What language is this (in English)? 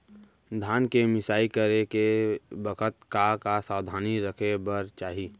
Chhattisgarhi